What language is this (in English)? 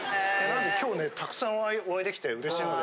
Japanese